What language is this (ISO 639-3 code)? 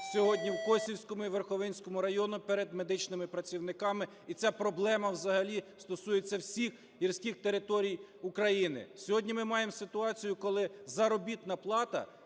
ukr